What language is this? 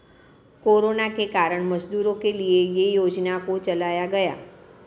Hindi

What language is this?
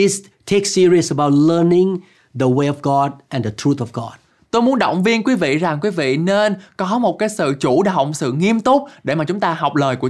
Vietnamese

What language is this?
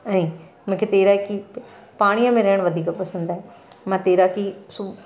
Sindhi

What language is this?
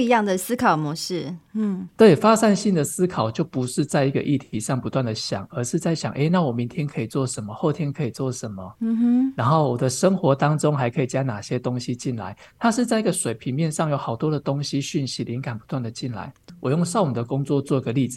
Chinese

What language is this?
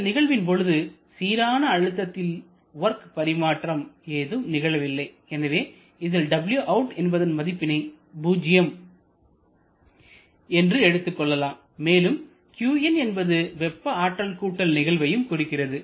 Tamil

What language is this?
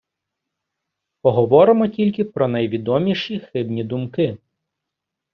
Ukrainian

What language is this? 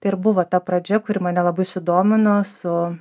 Lithuanian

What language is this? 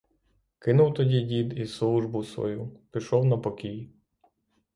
Ukrainian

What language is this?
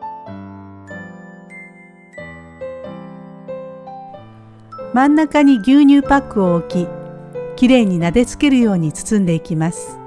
Japanese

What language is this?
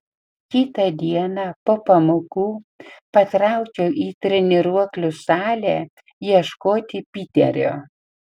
Lithuanian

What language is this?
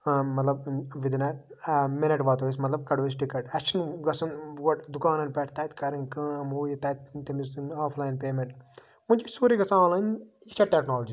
Kashmiri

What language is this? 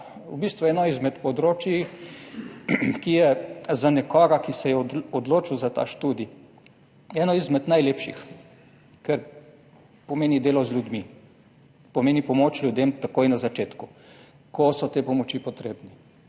Slovenian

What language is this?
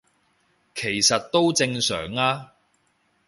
Cantonese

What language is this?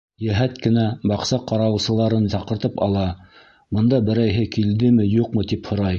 Bashkir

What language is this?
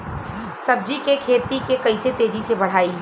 Bhojpuri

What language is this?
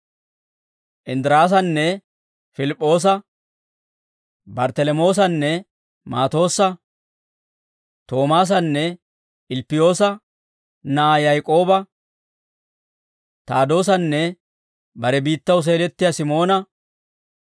Dawro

